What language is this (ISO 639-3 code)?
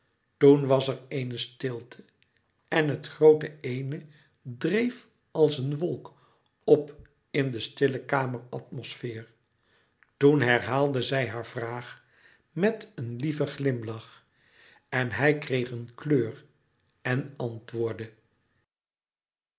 nld